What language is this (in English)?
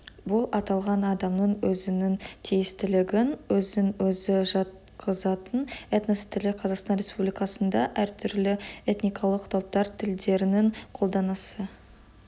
Kazakh